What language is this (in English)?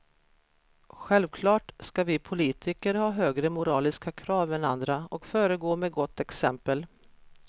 Swedish